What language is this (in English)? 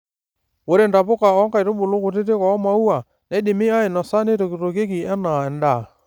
Masai